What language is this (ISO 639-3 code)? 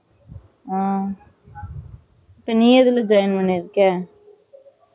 tam